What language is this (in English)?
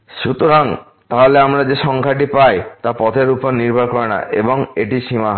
Bangla